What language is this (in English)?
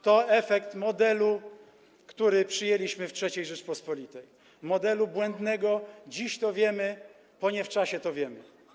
Polish